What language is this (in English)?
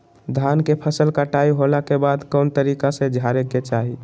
Magahi